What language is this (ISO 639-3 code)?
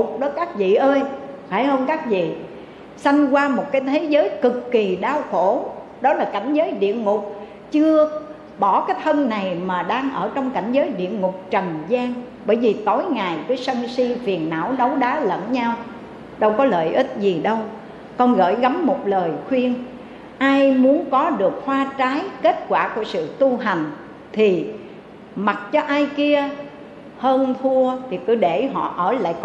vie